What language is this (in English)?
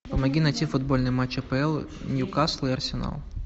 Russian